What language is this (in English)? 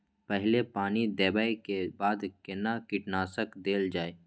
Maithili